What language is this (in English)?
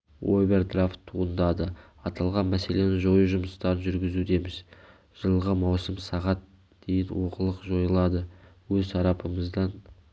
Kazakh